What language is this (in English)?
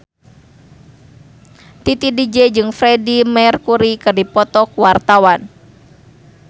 Sundanese